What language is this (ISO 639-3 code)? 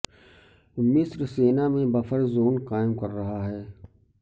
urd